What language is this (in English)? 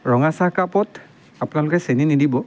Assamese